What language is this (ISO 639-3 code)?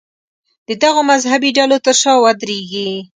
pus